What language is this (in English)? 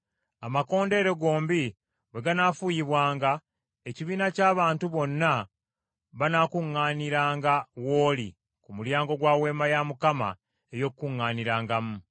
Ganda